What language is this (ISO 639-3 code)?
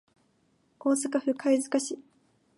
jpn